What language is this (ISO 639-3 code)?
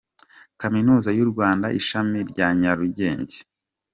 kin